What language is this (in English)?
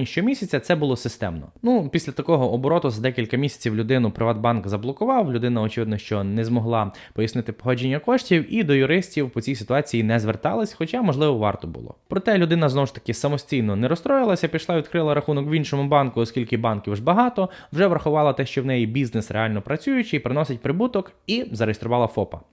Ukrainian